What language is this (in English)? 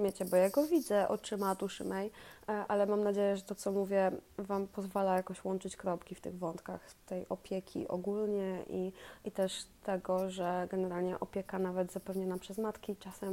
Polish